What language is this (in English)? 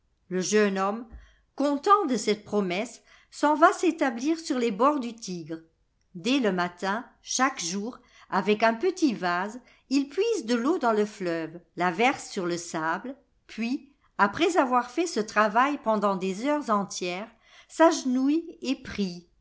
French